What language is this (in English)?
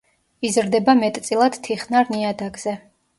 Georgian